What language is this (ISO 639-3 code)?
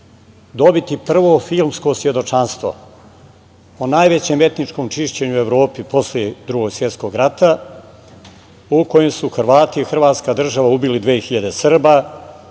srp